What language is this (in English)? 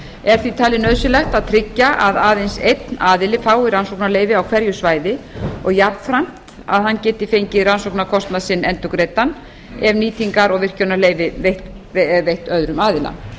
Icelandic